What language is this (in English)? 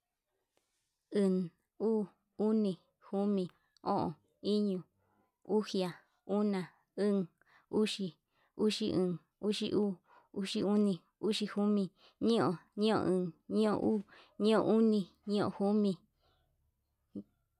Yutanduchi Mixtec